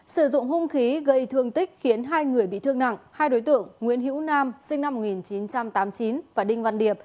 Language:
Vietnamese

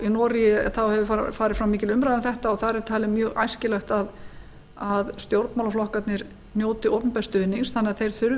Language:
Icelandic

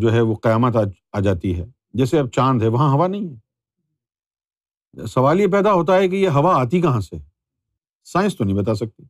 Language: Urdu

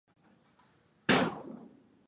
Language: Swahili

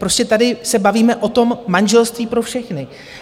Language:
Czech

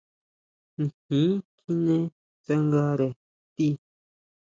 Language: Huautla Mazatec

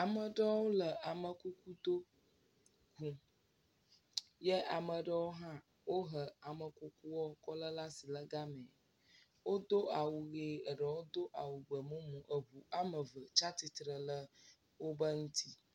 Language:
Ewe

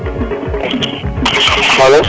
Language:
Serer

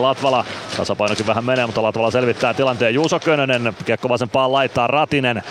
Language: Finnish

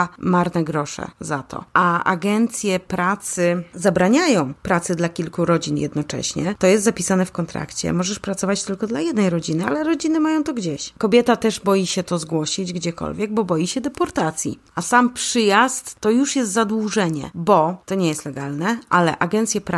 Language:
Polish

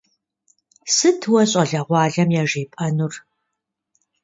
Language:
Kabardian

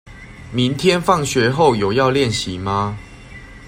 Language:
Chinese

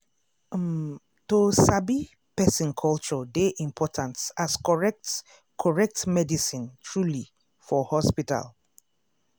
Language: Nigerian Pidgin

